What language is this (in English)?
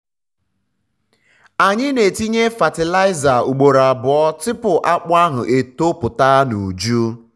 Igbo